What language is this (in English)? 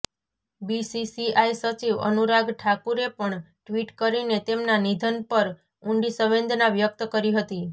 Gujarati